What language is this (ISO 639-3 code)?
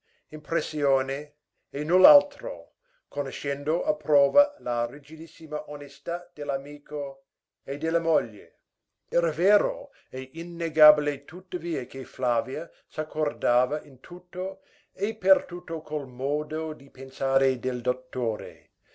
ita